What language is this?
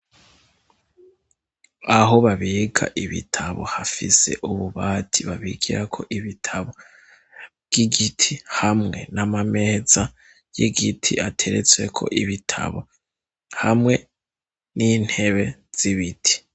Rundi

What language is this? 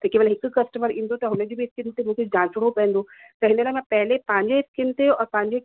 Sindhi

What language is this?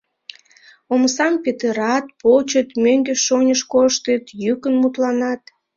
Mari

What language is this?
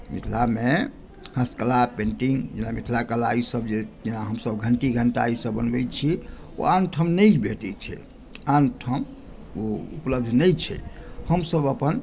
Maithili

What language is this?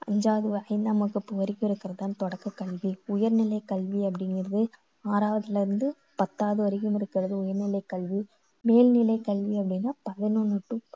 Tamil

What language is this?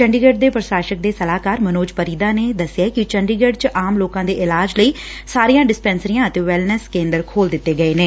Punjabi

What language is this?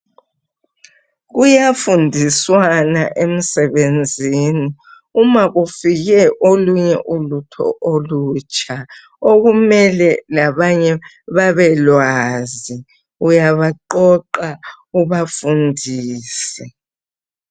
North Ndebele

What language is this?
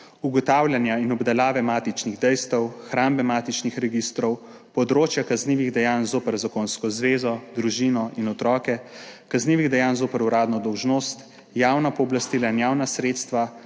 Slovenian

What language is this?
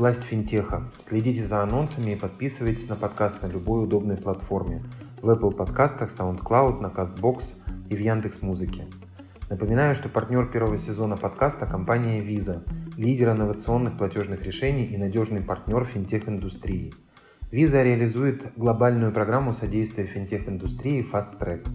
Russian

